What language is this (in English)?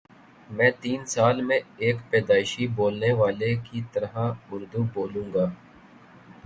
Urdu